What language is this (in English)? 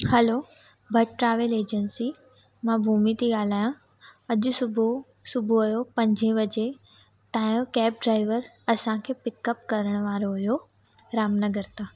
Sindhi